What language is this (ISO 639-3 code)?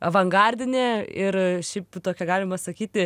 lit